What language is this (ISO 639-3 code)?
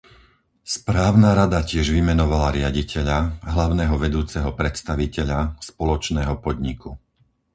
slk